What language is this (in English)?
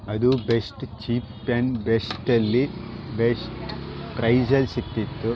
Kannada